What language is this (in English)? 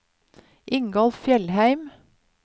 Norwegian